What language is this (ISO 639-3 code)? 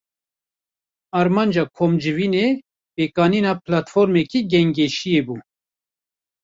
kur